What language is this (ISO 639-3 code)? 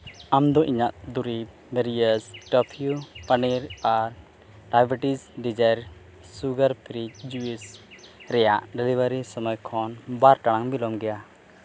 sat